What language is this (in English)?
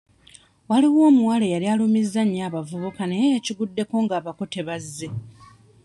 Ganda